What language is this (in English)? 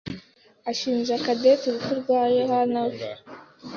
Kinyarwanda